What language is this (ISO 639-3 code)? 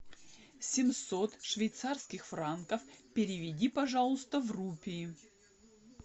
rus